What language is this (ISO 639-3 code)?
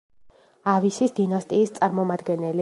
kat